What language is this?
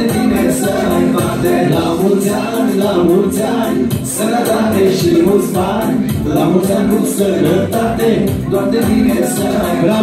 Romanian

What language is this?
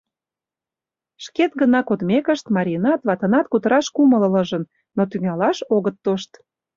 Mari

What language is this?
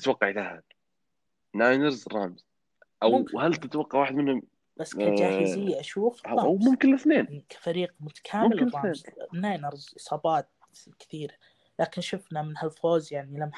Arabic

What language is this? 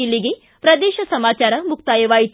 Kannada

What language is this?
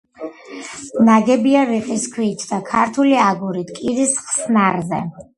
Georgian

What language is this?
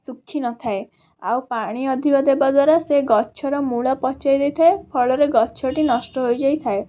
Odia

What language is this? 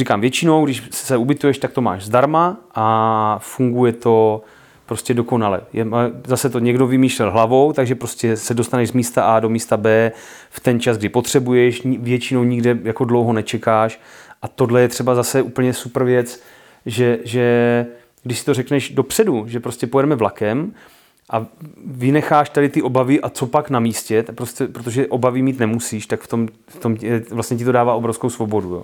Czech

